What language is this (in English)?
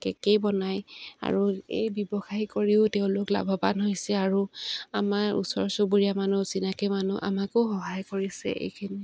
Assamese